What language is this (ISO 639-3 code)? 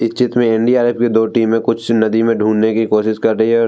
hin